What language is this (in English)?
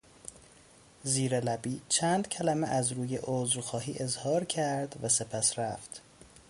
Persian